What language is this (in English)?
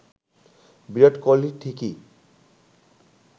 Bangla